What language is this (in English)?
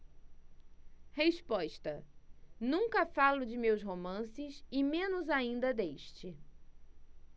Portuguese